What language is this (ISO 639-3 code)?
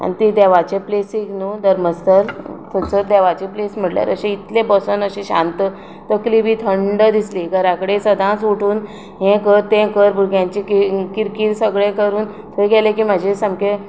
kok